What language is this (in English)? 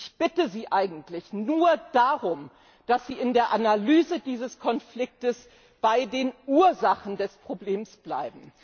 German